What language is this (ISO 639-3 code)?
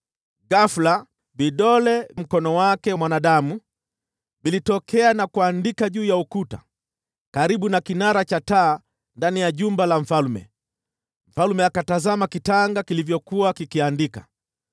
swa